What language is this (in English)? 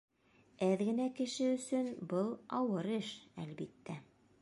Bashkir